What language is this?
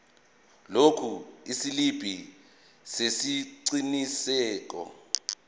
Zulu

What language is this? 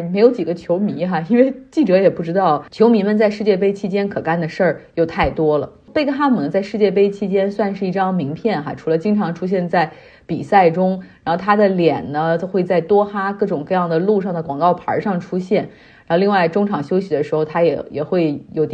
Chinese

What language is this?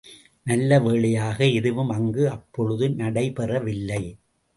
Tamil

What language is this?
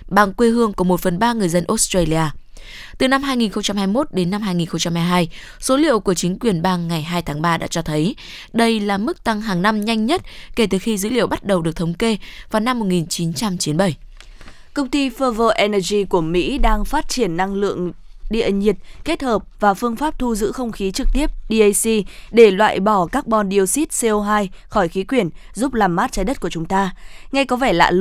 Vietnamese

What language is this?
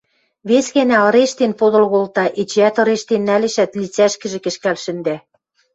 Western Mari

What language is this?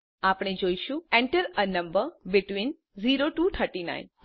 Gujarati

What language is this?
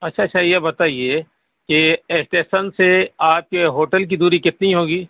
Urdu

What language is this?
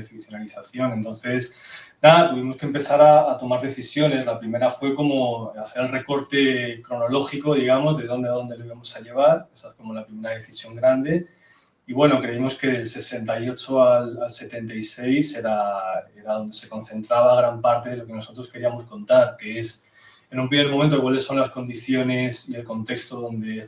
Spanish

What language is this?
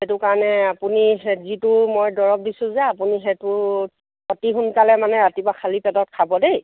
Assamese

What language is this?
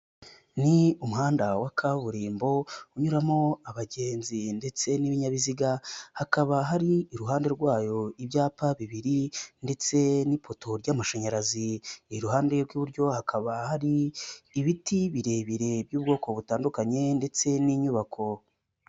Kinyarwanda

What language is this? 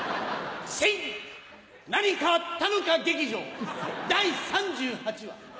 Japanese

